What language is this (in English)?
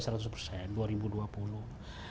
Indonesian